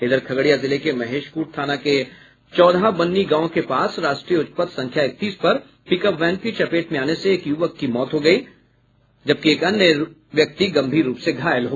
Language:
Hindi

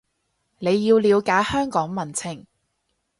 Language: Cantonese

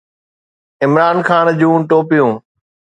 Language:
Sindhi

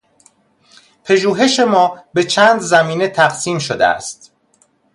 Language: Persian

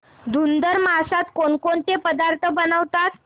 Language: Marathi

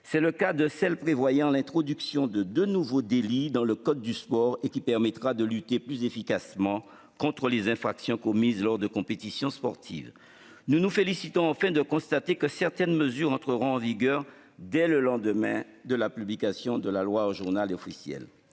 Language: French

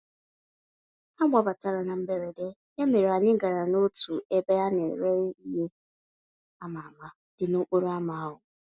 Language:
Igbo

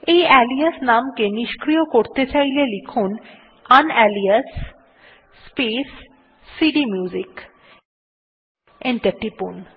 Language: Bangla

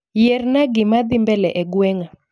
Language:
Luo (Kenya and Tanzania)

